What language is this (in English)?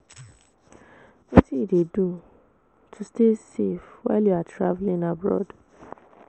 Nigerian Pidgin